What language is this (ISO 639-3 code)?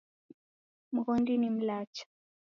dav